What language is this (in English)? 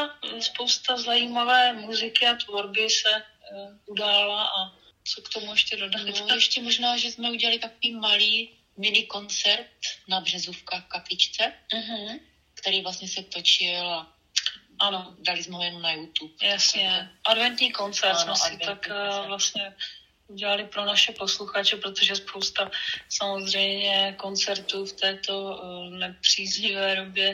Czech